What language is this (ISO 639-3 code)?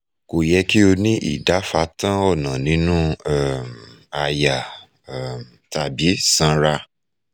yor